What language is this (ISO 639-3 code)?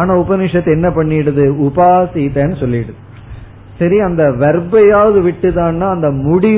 tam